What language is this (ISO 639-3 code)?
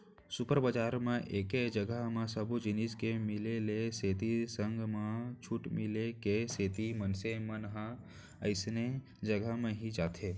hne